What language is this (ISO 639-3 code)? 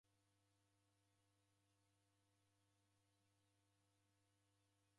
dav